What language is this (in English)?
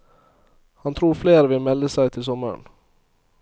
Norwegian